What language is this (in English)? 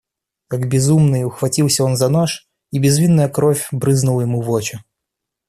Russian